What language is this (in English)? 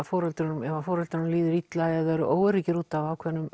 Icelandic